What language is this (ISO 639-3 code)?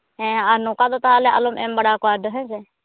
sat